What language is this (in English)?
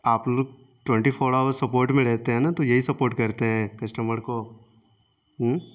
Urdu